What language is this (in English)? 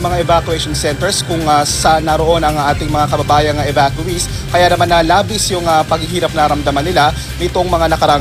Filipino